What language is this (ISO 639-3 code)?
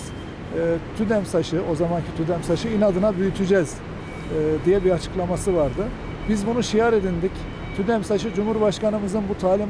tur